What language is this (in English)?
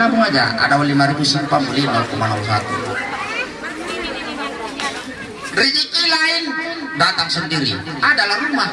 Indonesian